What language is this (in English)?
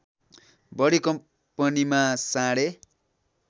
Nepali